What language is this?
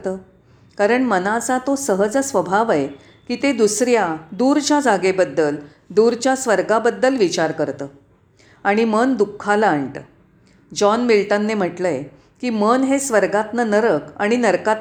Marathi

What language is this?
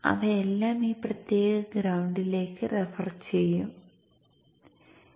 Malayalam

